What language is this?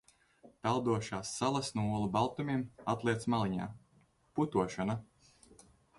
Latvian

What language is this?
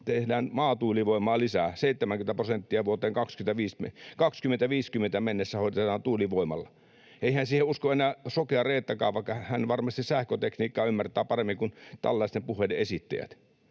Finnish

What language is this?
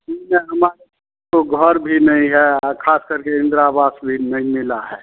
Hindi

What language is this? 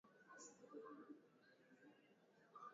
Swahili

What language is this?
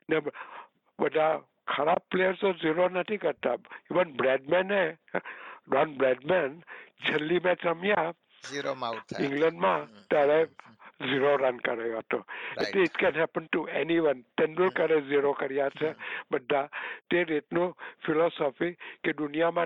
Gujarati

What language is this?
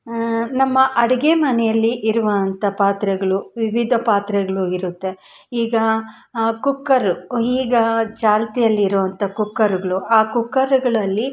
Kannada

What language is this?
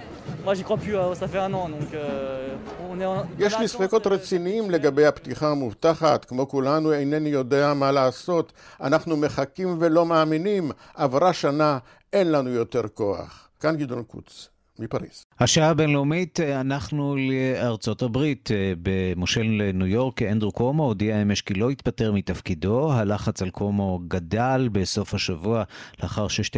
Hebrew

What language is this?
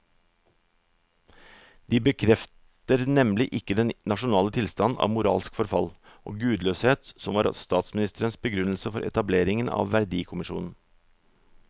Norwegian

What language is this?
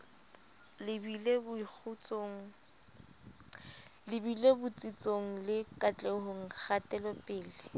Southern Sotho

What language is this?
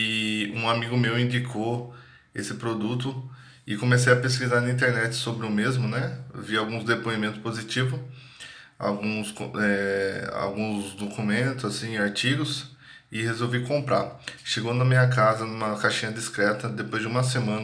Portuguese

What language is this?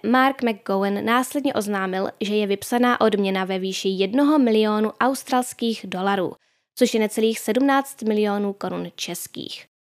Czech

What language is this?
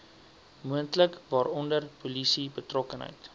Afrikaans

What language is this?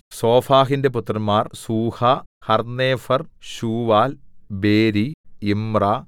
Malayalam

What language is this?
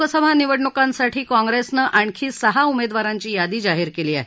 Marathi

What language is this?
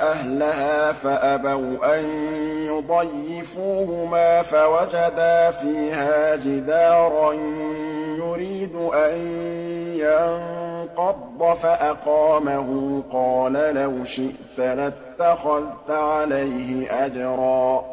Arabic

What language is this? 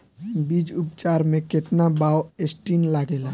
Bhojpuri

